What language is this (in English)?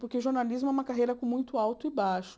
Portuguese